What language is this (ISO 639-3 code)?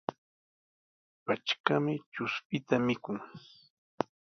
qws